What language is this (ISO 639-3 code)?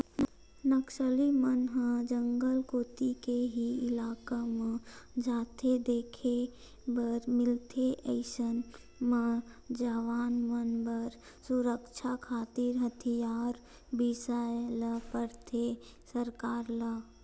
hne